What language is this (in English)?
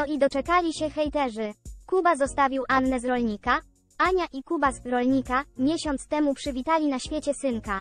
Polish